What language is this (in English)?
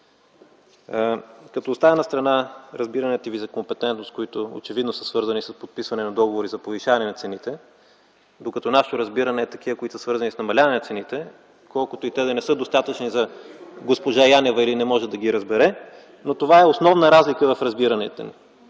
Bulgarian